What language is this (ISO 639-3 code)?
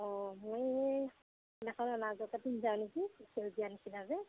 asm